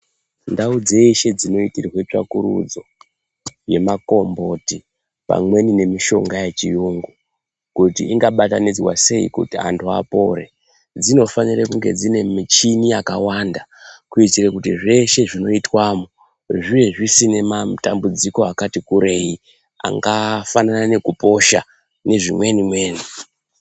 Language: Ndau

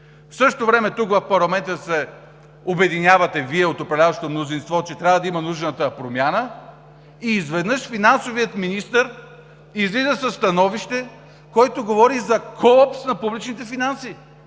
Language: Bulgarian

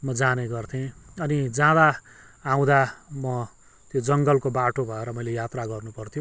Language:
Nepali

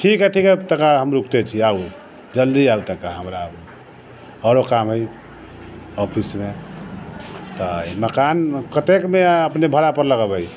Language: Maithili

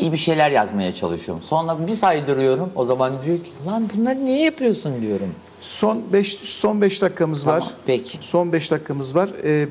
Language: Turkish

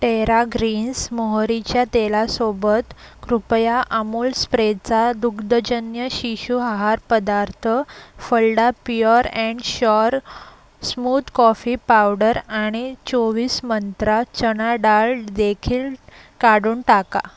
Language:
Marathi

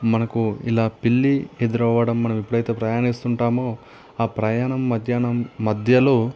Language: Telugu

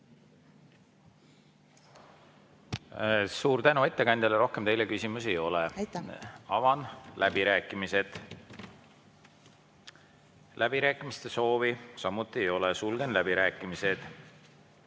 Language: Estonian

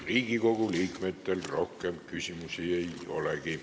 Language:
Estonian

